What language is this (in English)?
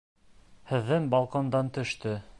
Bashkir